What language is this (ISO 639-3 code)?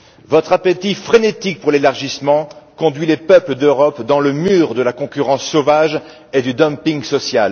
fra